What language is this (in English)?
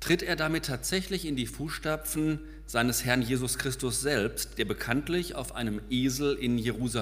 German